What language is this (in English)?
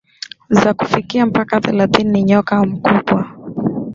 Swahili